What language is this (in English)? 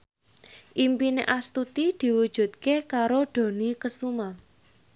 Javanese